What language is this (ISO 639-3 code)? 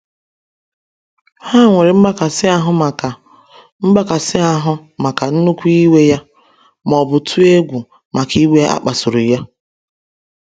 ibo